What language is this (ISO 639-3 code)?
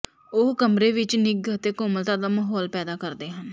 pan